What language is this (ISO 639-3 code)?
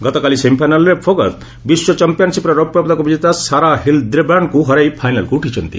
ori